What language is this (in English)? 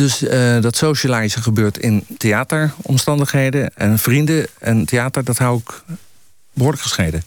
Dutch